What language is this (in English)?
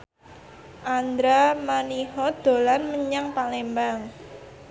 Javanese